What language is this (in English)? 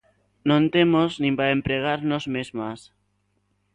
Galician